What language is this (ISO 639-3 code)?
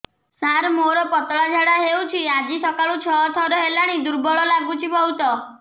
ori